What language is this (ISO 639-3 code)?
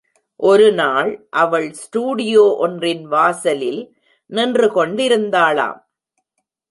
tam